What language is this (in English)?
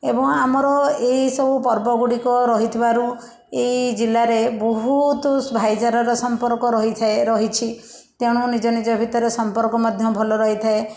Odia